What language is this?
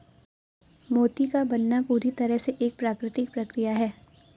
Hindi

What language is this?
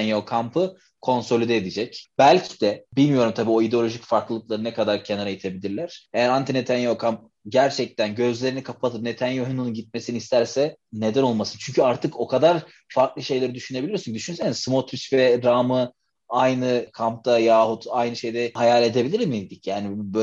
Turkish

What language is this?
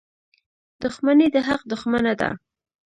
Pashto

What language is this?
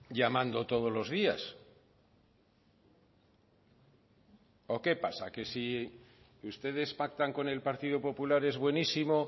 Spanish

